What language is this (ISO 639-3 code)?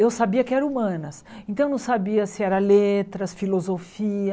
por